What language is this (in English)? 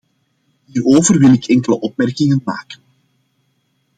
Dutch